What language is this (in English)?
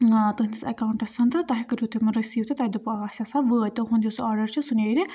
Kashmiri